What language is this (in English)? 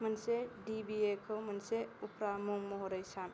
Bodo